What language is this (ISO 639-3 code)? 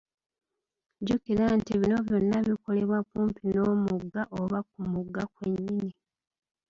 lug